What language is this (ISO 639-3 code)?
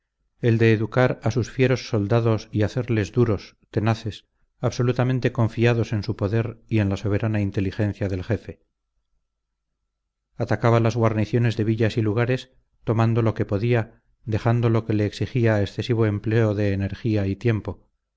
spa